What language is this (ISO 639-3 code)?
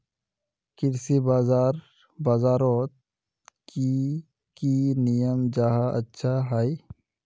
mag